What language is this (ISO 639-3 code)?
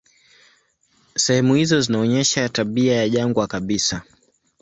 swa